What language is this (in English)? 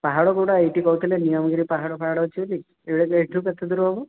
Odia